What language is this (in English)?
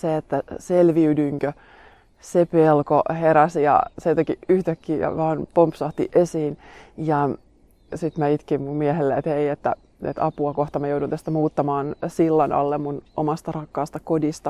Finnish